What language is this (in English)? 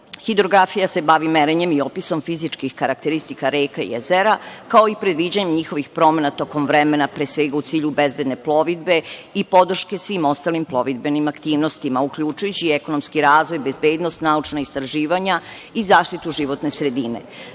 Serbian